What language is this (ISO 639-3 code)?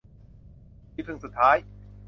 tha